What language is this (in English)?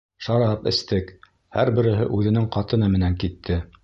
Bashkir